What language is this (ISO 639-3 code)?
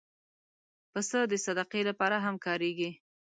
pus